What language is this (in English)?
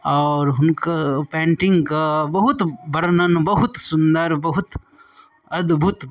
Maithili